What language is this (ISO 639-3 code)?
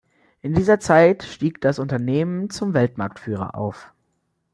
deu